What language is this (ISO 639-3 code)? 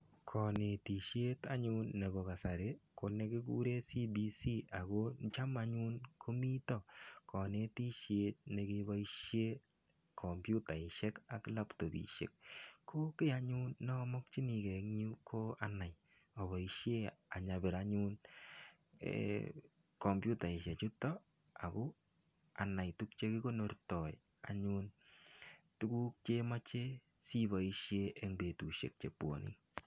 kln